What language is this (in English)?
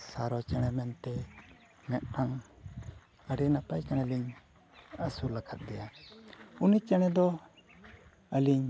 Santali